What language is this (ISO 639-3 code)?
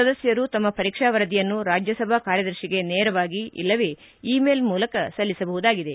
kan